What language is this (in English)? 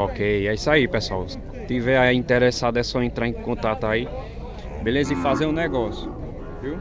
Portuguese